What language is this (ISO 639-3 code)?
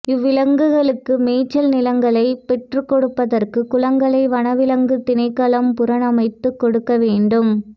tam